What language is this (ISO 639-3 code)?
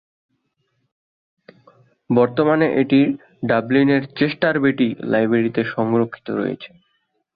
ben